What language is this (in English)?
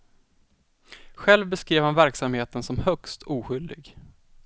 Swedish